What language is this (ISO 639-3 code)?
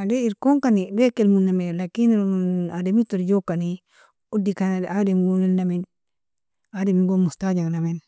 fia